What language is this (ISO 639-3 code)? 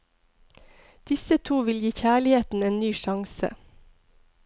nor